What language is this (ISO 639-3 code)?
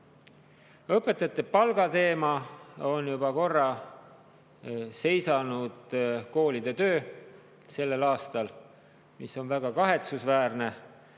est